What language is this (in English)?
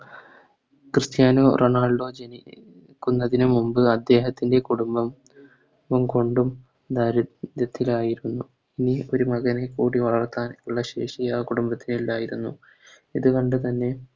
Malayalam